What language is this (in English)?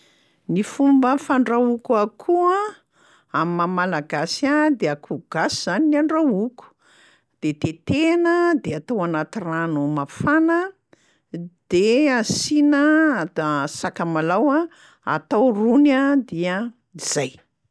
Malagasy